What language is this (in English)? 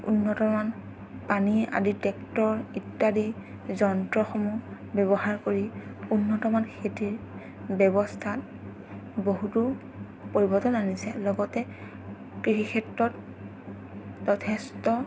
Assamese